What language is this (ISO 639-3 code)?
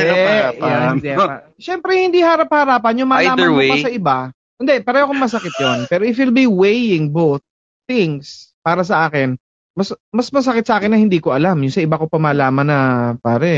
fil